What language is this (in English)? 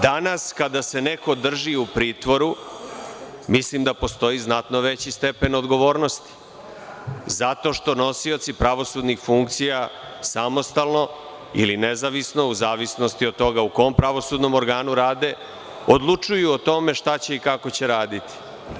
Serbian